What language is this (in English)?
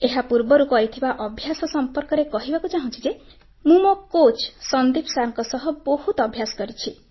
Odia